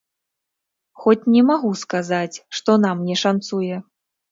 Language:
Belarusian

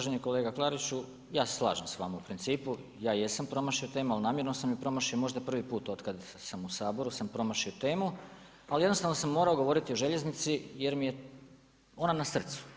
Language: Croatian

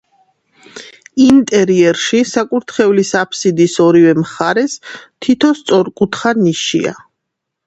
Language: Georgian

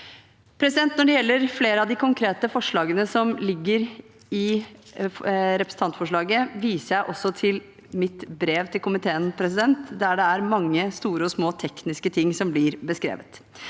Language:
Norwegian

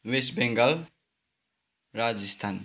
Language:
Nepali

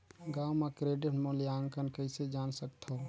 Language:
Chhattisgarhi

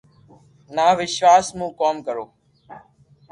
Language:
Loarki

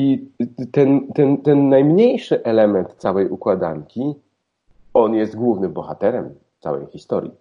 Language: Polish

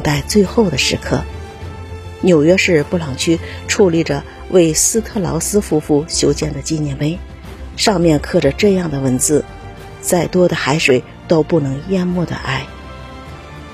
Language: Chinese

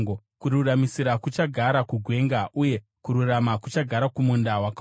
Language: Shona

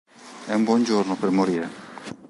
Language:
Italian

